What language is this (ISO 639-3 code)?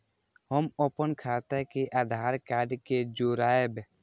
mai